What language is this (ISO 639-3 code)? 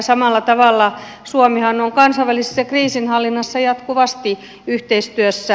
fin